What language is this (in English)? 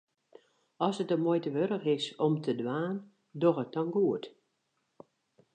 Western Frisian